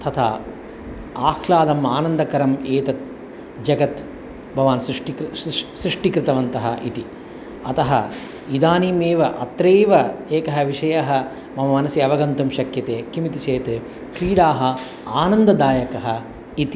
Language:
Sanskrit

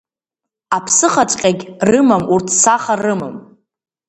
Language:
Abkhazian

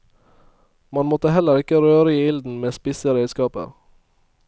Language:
Norwegian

